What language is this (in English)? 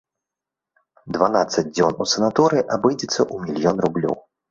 Belarusian